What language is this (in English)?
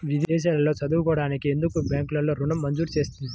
Telugu